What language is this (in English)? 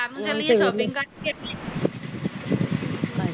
Punjabi